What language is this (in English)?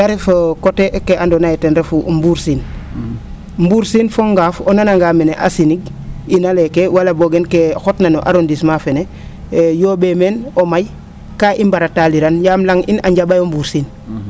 Serer